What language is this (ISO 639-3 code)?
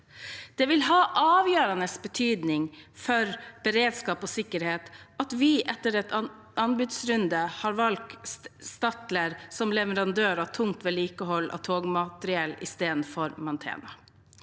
nor